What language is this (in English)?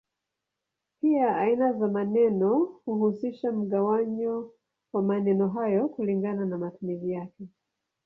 Swahili